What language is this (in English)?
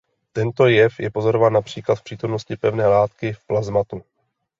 Czech